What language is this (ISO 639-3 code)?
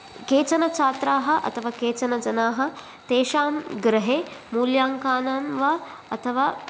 san